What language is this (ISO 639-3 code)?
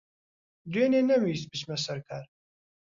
ckb